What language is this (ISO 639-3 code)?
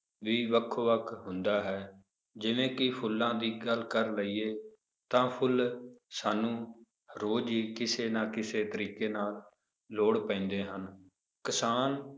pan